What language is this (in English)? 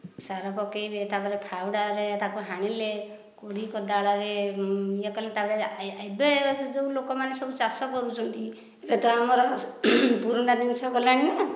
Odia